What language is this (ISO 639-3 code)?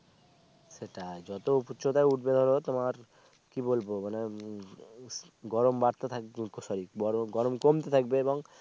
ben